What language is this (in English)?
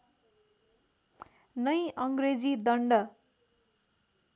Nepali